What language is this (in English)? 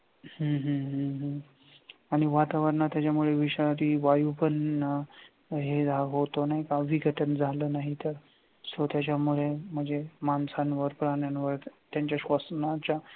Marathi